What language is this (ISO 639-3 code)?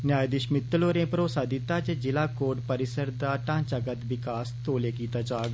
doi